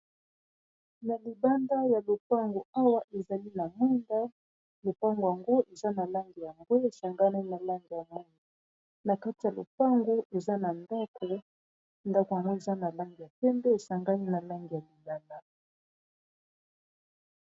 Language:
Lingala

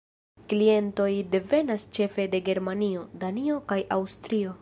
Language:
Esperanto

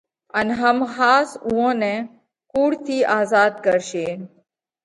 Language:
Parkari Koli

